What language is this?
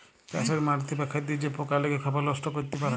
Bangla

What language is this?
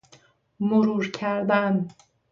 Persian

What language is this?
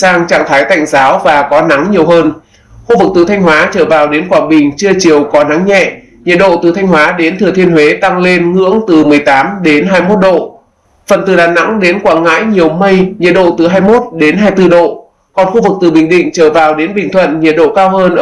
Vietnamese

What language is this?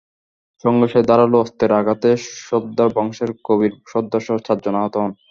Bangla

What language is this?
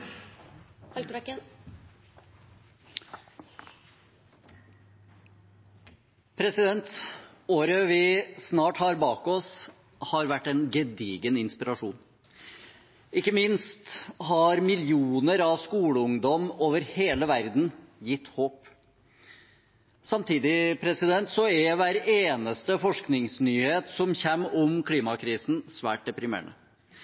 Norwegian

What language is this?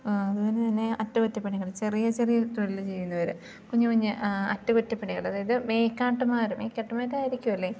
Malayalam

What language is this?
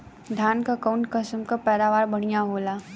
Bhojpuri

